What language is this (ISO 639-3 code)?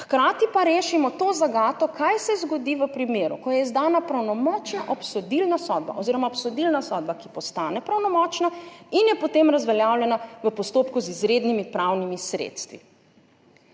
slv